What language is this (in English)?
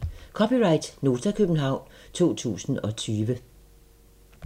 Danish